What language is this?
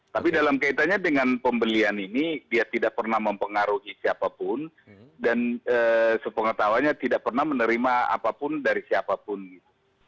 Indonesian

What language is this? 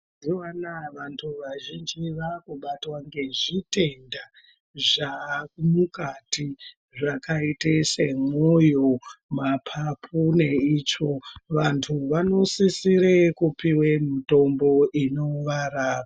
Ndau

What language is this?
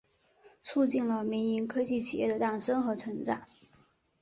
Chinese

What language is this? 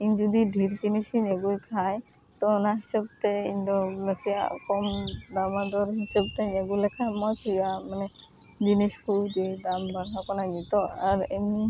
Santali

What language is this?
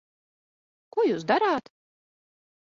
Latvian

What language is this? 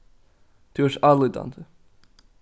Faroese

